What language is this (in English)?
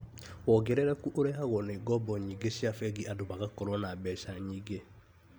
Kikuyu